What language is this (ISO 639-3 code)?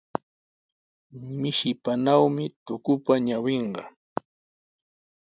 qws